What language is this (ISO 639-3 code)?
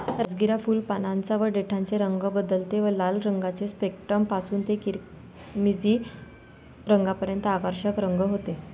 mar